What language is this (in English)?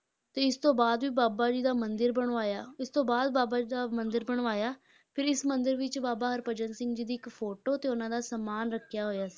Punjabi